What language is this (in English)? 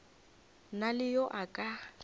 Northern Sotho